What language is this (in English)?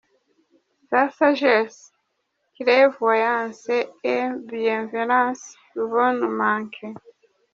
Kinyarwanda